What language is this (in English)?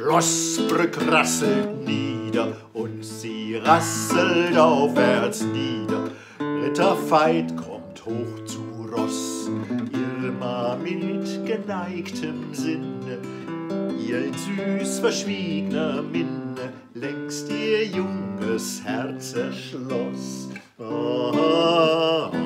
German